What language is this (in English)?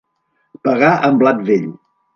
Catalan